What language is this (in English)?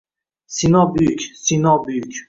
Uzbek